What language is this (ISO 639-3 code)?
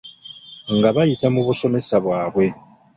lug